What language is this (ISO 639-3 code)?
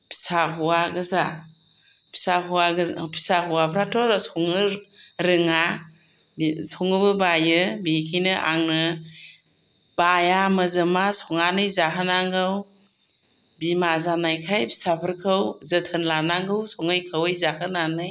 brx